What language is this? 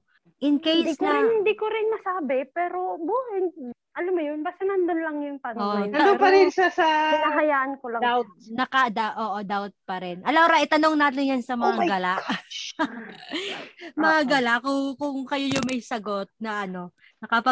Filipino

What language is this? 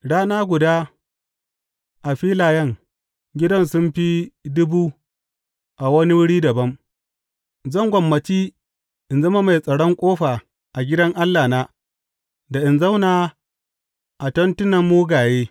Hausa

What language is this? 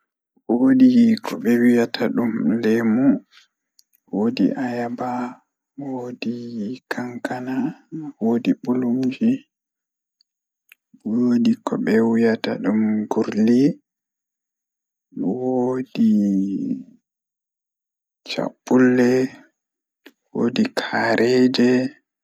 Fula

